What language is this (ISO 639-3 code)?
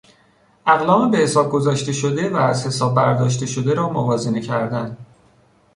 fas